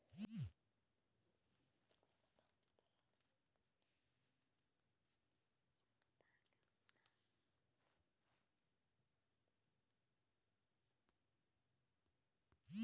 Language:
Chhattisgarhi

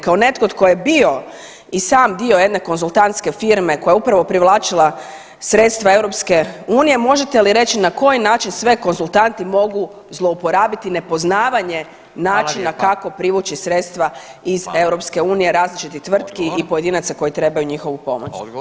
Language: Croatian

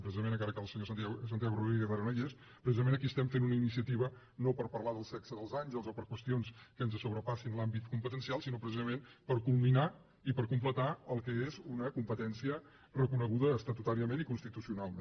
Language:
Catalan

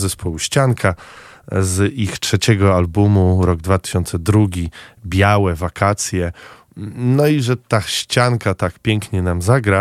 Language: Polish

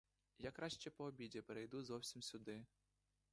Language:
Ukrainian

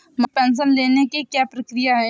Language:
Hindi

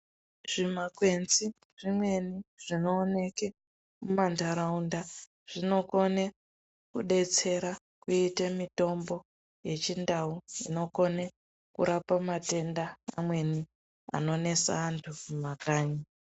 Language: Ndau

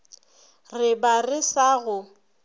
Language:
Northern Sotho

